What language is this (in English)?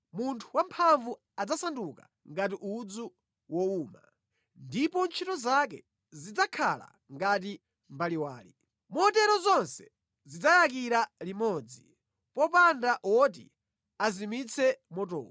Nyanja